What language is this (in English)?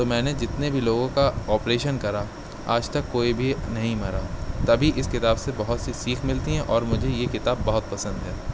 Urdu